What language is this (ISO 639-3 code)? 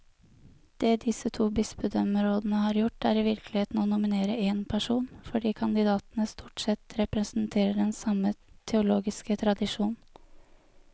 nor